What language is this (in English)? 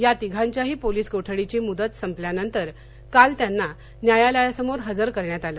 Marathi